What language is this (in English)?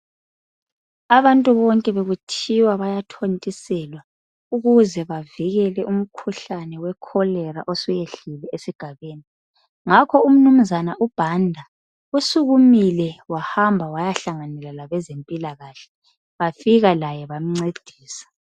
North Ndebele